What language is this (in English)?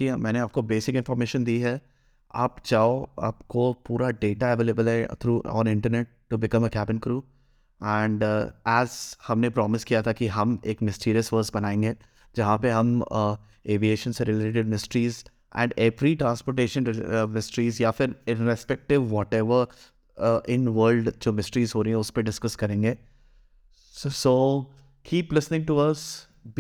Hindi